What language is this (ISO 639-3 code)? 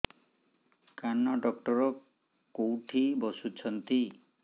ori